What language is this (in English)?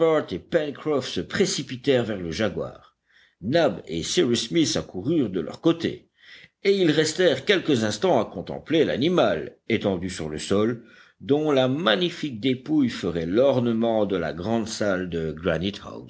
French